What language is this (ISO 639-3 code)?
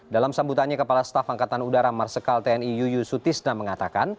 ind